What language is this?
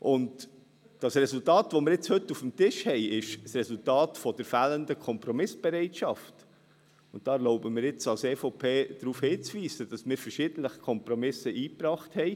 Swiss German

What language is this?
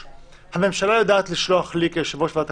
Hebrew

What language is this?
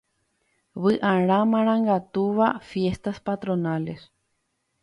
Guarani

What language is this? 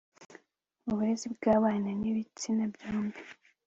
Kinyarwanda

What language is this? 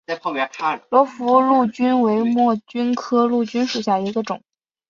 Chinese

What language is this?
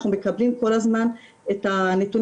Hebrew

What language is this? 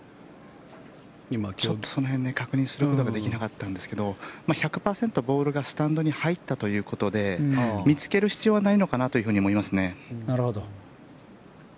Japanese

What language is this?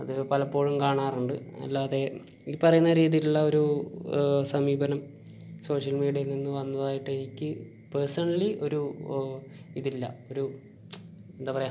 Malayalam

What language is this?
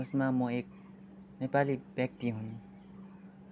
Nepali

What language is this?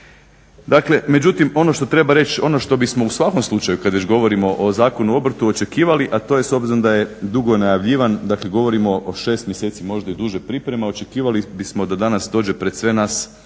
Croatian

